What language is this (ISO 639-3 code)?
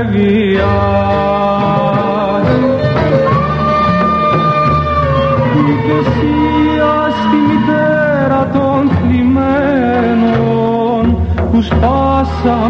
ell